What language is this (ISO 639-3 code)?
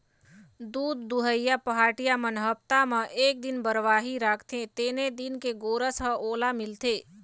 hne